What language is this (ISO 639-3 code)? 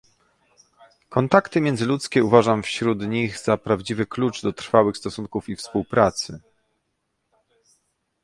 pol